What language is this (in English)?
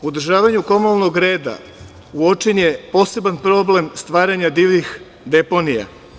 Serbian